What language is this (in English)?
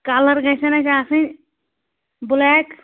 Kashmiri